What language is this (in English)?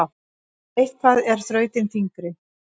Icelandic